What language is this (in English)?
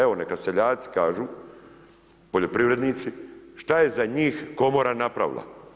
Croatian